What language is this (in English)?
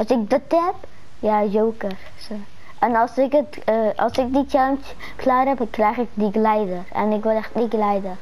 Dutch